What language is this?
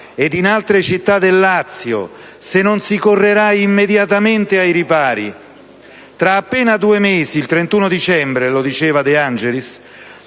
Italian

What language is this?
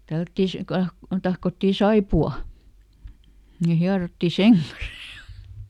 Finnish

